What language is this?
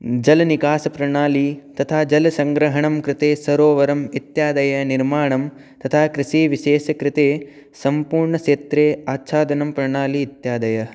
Sanskrit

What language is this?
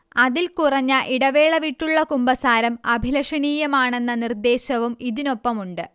Malayalam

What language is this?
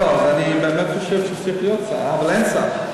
Hebrew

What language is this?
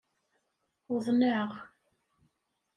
Kabyle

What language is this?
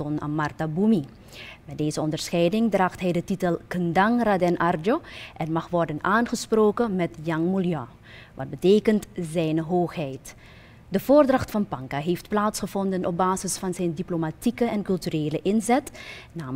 Dutch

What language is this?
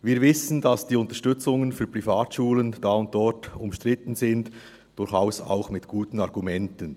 Swiss German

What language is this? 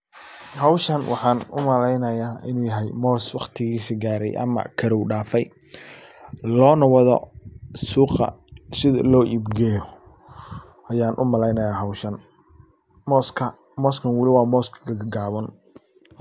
Somali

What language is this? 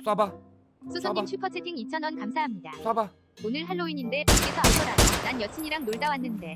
Korean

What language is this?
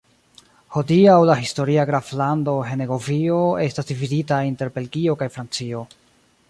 Esperanto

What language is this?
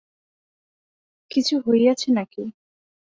Bangla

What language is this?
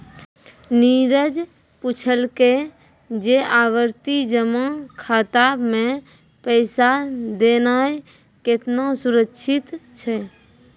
Maithili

